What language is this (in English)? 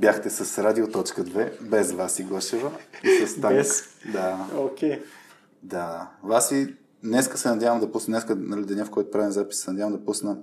Bulgarian